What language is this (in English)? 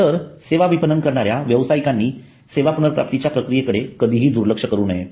Marathi